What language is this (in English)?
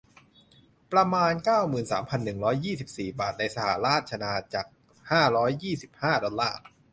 Thai